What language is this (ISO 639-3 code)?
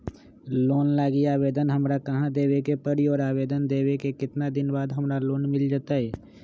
mag